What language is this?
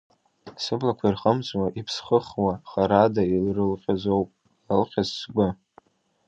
Abkhazian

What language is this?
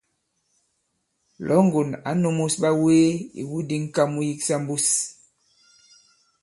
Bankon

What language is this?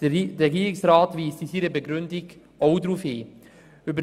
Swiss German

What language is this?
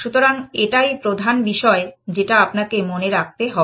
Bangla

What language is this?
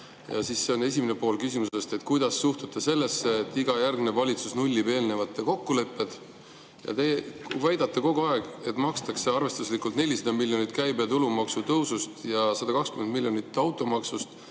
Estonian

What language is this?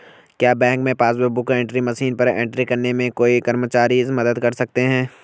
Hindi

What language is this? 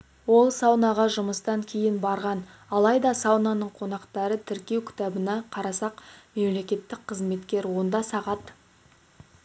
Kazakh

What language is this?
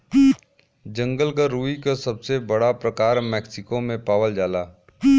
Bhojpuri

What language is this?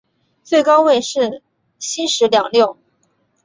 Chinese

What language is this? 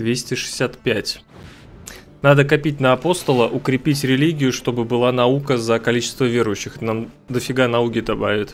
Russian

